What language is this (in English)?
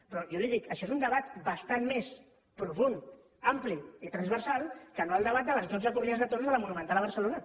Catalan